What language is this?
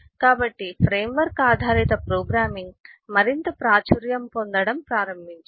Telugu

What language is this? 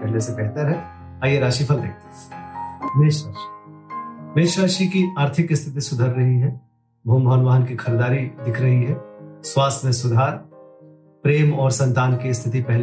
Hindi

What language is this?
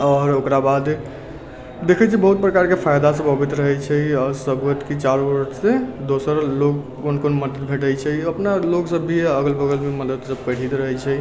Maithili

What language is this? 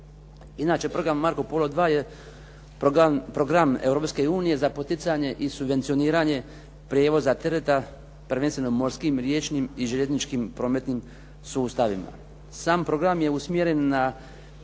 Croatian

